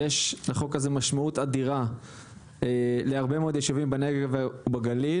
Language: Hebrew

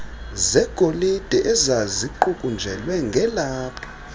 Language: Xhosa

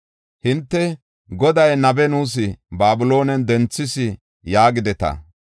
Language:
Gofa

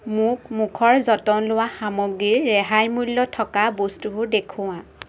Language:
Assamese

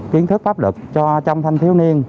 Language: Vietnamese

